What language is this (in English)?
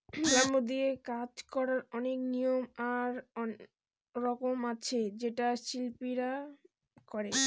Bangla